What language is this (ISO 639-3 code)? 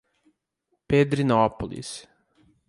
por